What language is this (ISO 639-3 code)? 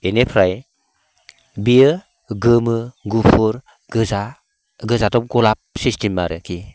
brx